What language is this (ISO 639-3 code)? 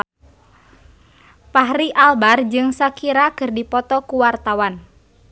sun